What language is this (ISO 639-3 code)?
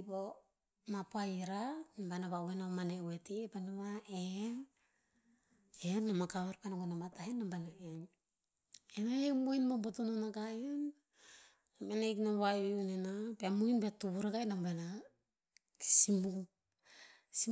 tpz